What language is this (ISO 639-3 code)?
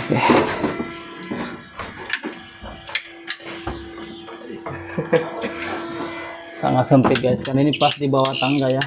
ind